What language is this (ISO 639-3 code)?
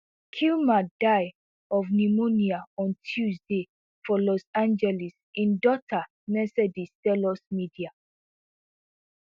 pcm